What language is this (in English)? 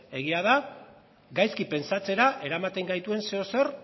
Basque